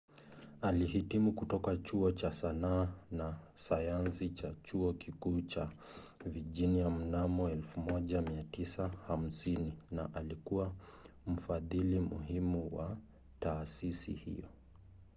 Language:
Swahili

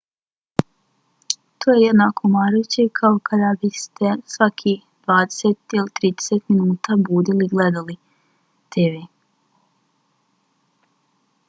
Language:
Bosnian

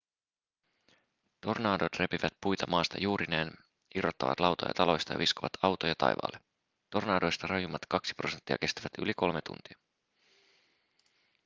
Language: Finnish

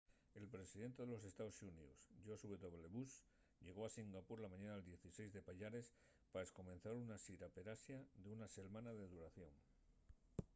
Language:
Asturian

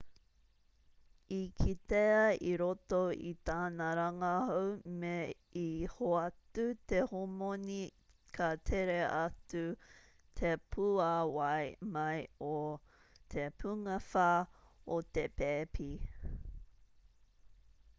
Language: Māori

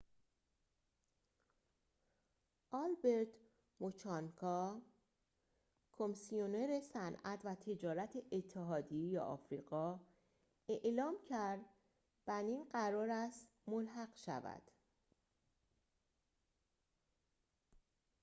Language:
Persian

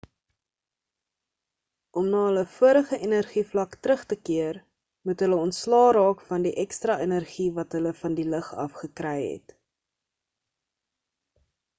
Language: Afrikaans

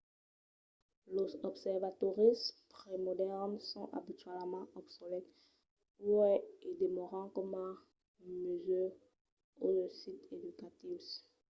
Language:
Occitan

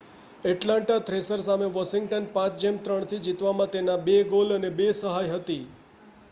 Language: Gujarati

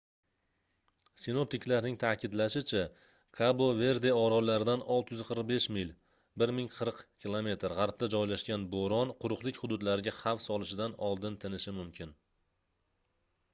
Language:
Uzbek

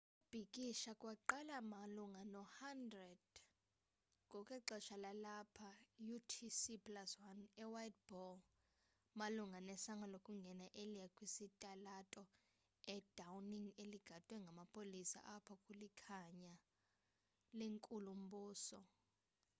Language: Xhosa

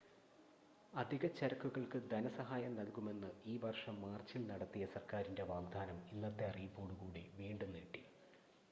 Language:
Malayalam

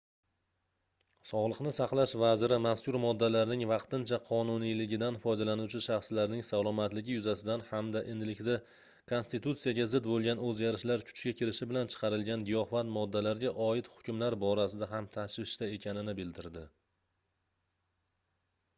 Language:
Uzbek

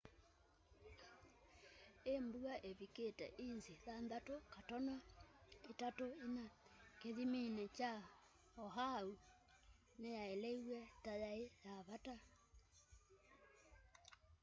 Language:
Kamba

